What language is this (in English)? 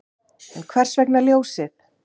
Icelandic